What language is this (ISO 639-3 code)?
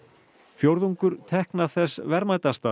isl